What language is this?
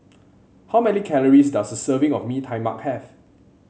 English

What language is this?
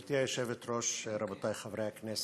Hebrew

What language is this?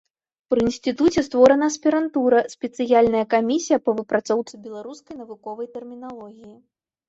Belarusian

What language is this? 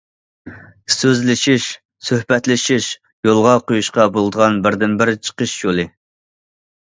Uyghur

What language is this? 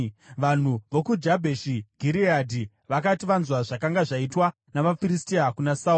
Shona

